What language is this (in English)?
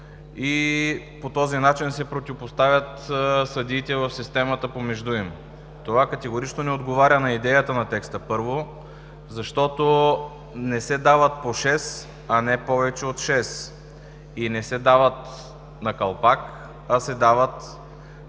Bulgarian